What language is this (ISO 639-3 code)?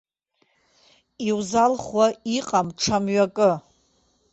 abk